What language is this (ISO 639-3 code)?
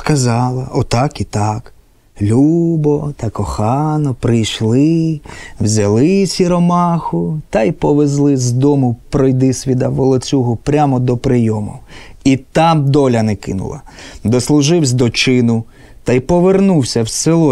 ukr